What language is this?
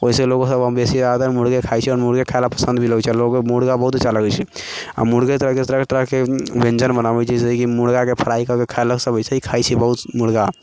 Maithili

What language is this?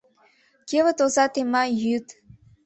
Mari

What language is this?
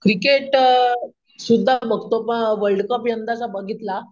Marathi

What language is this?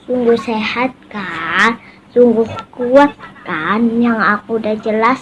Indonesian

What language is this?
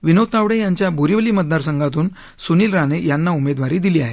Marathi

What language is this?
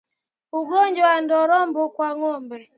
Swahili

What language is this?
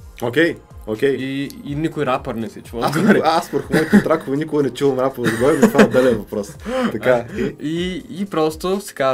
Bulgarian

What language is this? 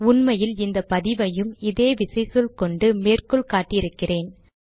Tamil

